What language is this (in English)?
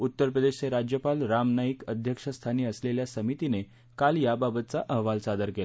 Marathi